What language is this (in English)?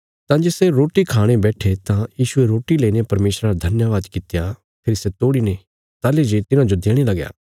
Bilaspuri